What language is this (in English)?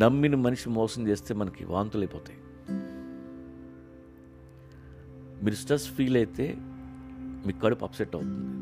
Telugu